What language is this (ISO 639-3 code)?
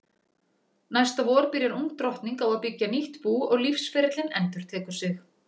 isl